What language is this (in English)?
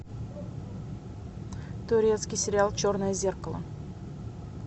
Russian